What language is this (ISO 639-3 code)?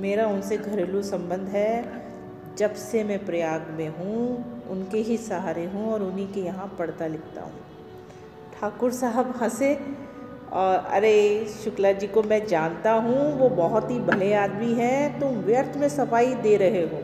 hin